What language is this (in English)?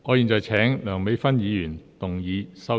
Cantonese